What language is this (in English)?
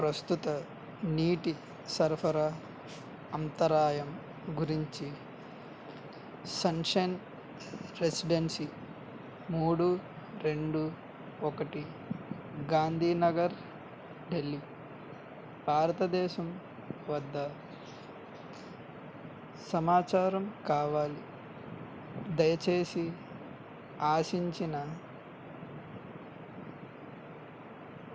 Telugu